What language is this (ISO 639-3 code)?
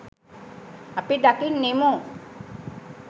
sin